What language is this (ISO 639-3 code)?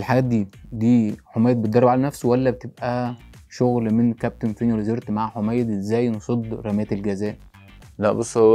ara